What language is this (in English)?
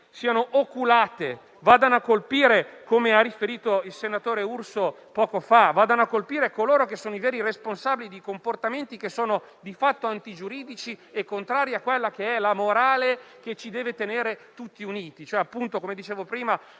Italian